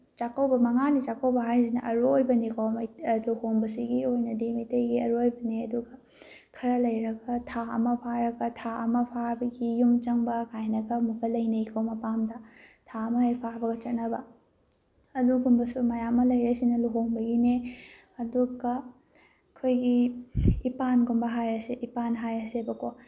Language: Manipuri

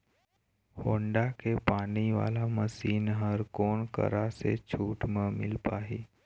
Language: Chhattisgarhi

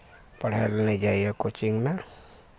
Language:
Maithili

